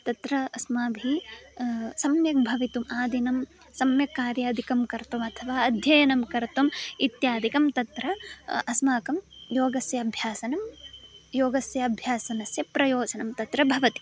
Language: Sanskrit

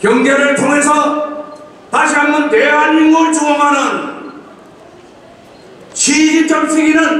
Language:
Korean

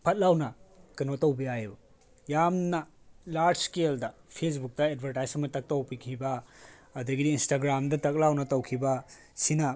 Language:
Manipuri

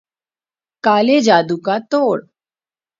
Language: Urdu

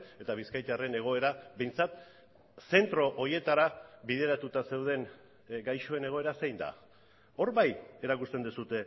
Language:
Basque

